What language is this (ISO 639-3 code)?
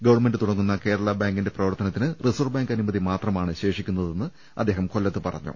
mal